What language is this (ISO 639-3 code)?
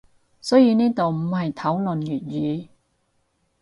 yue